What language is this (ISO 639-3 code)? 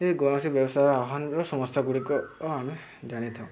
ori